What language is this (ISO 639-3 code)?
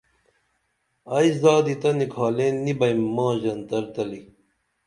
dml